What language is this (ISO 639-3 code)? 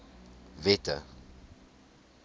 afr